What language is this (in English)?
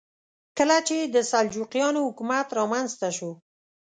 Pashto